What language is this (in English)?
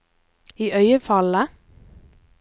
Norwegian